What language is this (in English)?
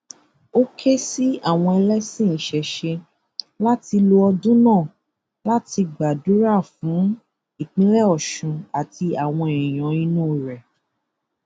Yoruba